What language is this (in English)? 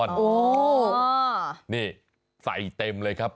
Thai